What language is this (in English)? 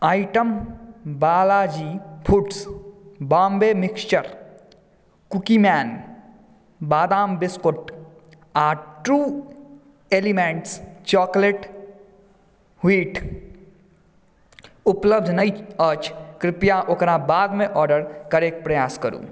Maithili